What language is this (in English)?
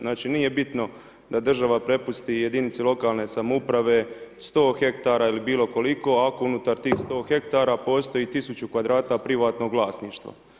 Croatian